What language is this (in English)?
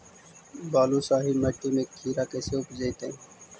Magahi